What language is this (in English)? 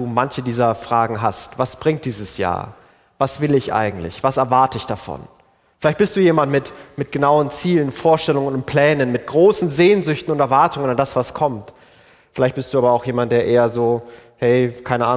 German